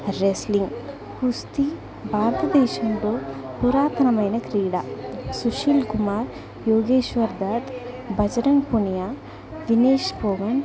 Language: Telugu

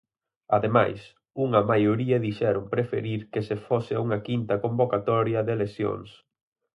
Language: Galician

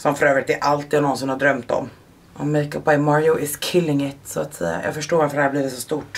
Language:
Swedish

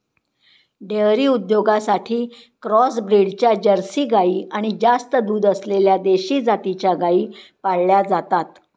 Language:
Marathi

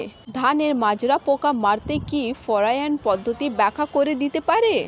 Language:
Bangla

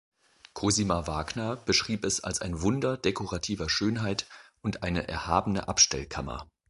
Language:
German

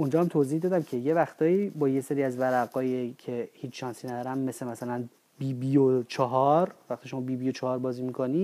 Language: Persian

